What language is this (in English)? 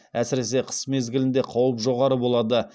Kazakh